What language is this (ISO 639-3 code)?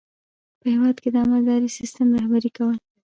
pus